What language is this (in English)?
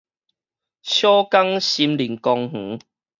Min Nan Chinese